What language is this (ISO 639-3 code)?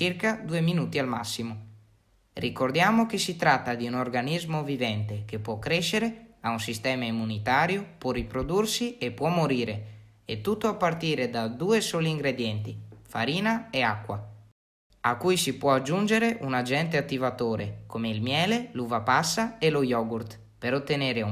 ita